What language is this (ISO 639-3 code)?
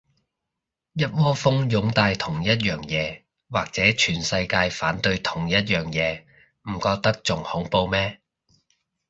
yue